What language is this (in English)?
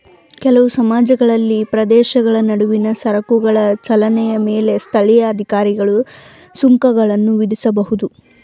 Kannada